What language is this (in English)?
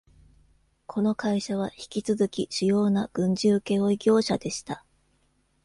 Japanese